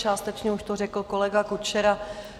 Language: Czech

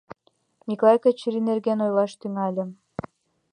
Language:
Mari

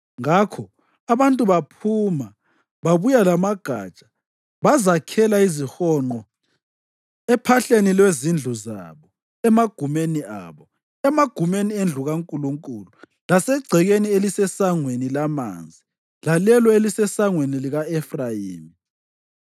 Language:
North Ndebele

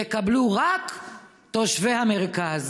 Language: Hebrew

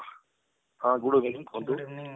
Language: Odia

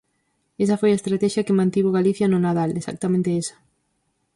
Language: Galician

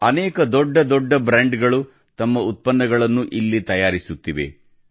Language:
Kannada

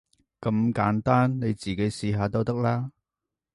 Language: Cantonese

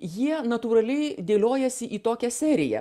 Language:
Lithuanian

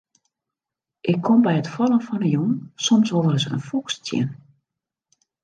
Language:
Western Frisian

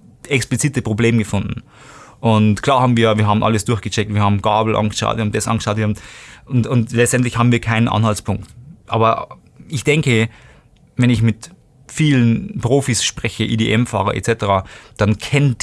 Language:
German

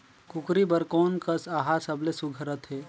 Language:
Chhattisgarhi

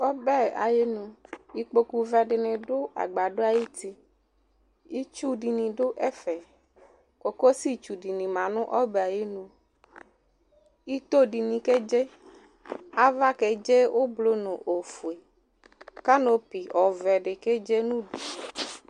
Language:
Ikposo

